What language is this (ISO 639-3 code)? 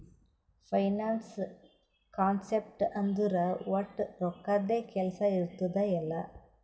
kan